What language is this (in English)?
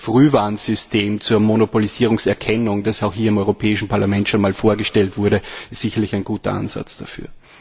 German